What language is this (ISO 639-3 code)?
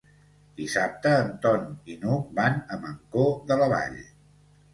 cat